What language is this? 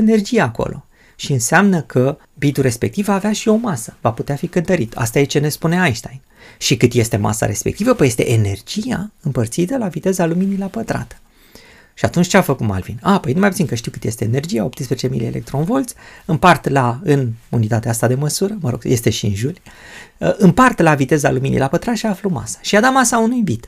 Romanian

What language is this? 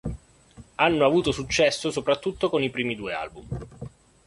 Italian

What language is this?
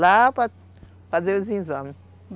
Portuguese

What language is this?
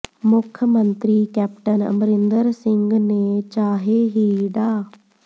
Punjabi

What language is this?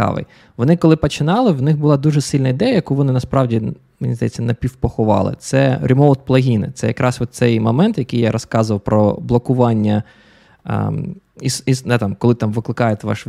Ukrainian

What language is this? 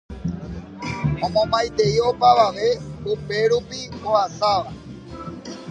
Guarani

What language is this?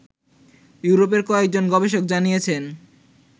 Bangla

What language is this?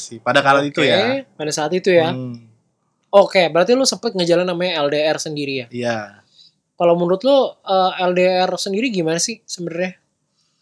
Indonesian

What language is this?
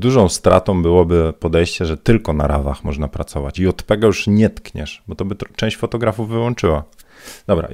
Polish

